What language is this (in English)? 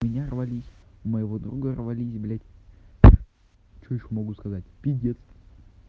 Russian